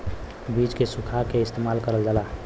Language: Bhojpuri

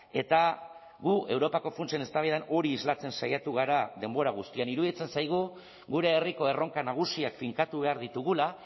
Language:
Basque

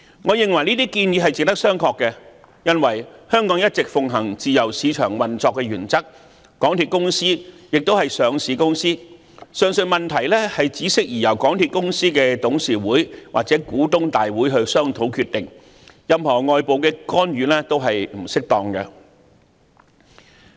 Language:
Cantonese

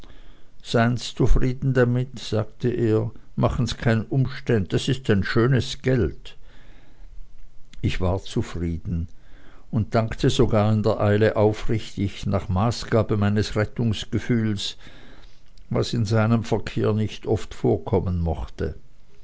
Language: German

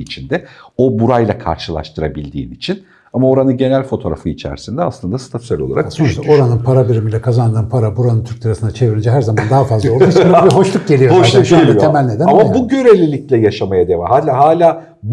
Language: Turkish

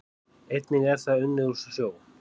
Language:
Icelandic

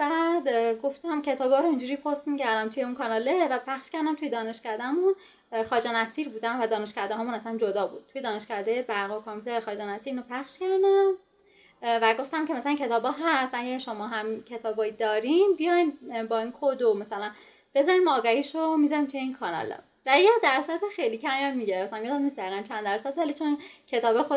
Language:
Persian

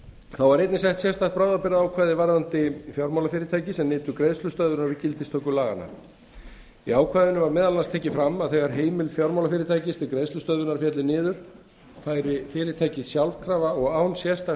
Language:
Icelandic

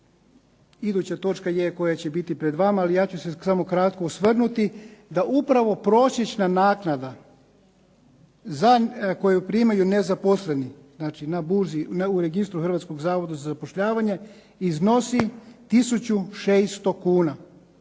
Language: Croatian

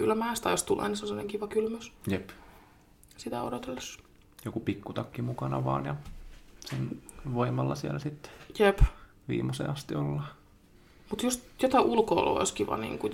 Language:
Finnish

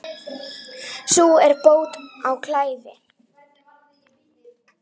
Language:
Icelandic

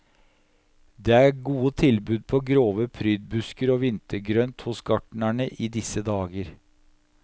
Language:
Norwegian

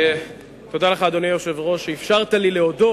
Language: Hebrew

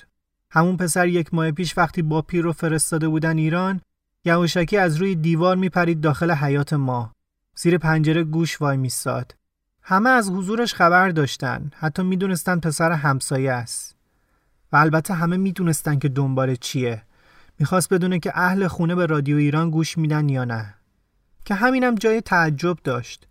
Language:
Persian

